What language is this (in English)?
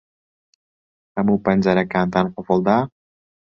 Central Kurdish